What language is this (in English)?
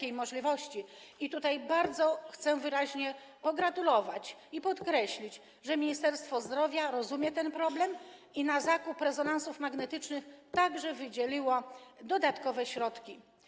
Polish